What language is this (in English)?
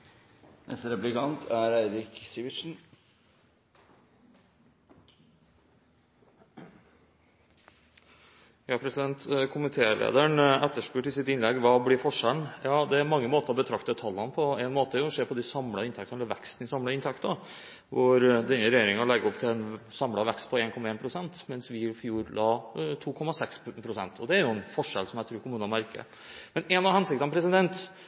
Norwegian Bokmål